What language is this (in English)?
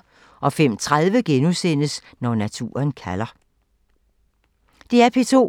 Danish